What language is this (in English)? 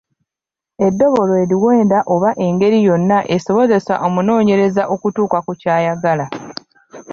Ganda